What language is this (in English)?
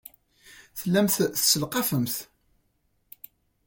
Kabyle